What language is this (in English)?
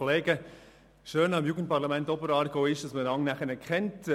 Swiss German